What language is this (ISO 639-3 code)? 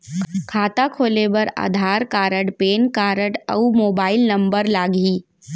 hne